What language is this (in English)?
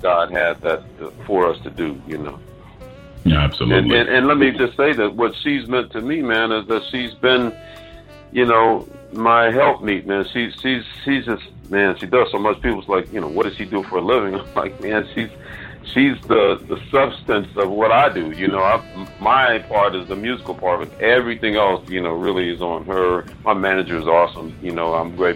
English